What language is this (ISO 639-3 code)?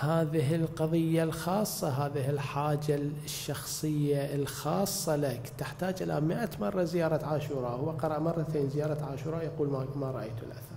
ara